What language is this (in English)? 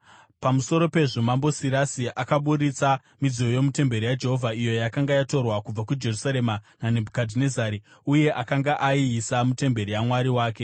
Shona